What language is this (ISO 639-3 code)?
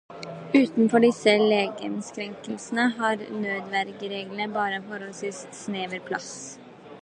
nob